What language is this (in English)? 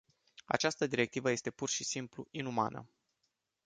Romanian